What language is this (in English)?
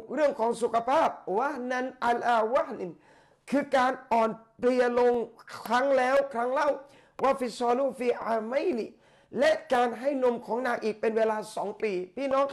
Thai